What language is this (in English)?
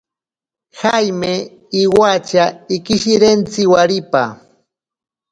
Ashéninka Perené